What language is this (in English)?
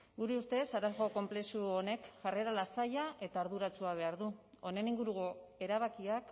Basque